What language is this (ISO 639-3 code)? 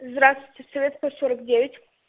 rus